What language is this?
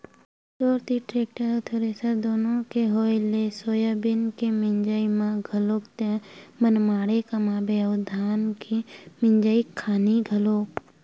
Chhattisgarhi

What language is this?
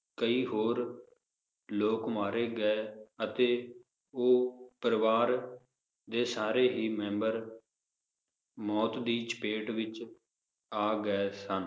Punjabi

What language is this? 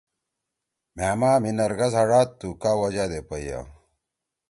Torwali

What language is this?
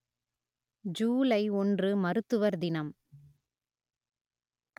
Tamil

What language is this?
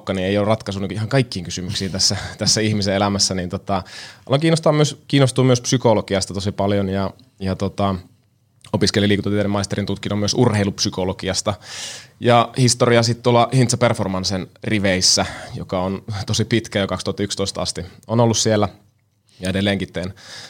Finnish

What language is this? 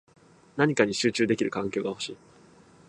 Japanese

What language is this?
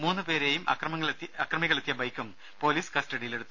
Malayalam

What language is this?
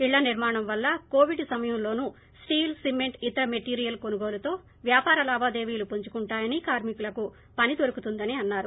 Telugu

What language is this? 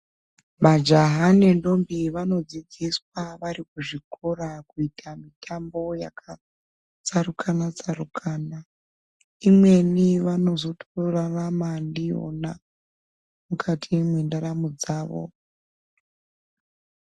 Ndau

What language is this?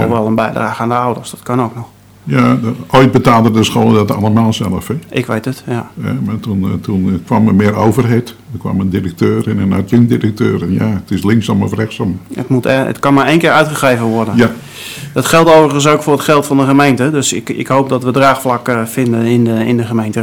Dutch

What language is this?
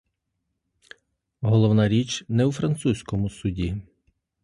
Ukrainian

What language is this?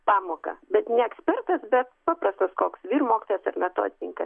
Lithuanian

